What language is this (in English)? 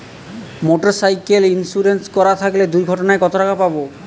Bangla